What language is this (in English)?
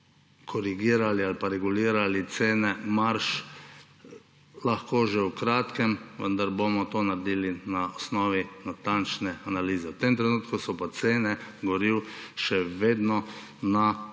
Slovenian